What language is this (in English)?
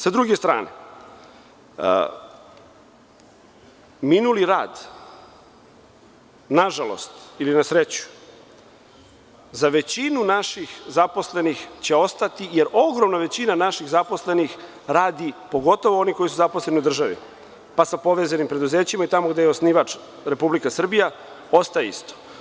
Serbian